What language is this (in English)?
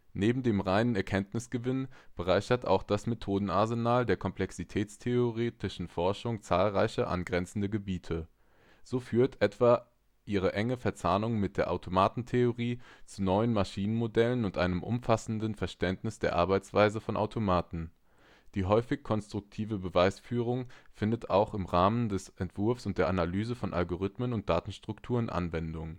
German